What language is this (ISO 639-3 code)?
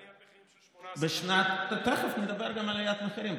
heb